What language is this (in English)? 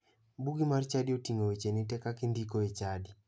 Luo (Kenya and Tanzania)